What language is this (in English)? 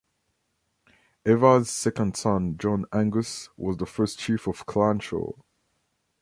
English